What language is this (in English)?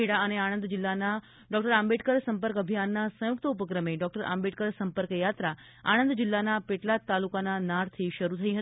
Gujarati